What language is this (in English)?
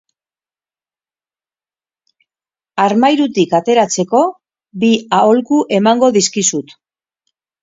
Basque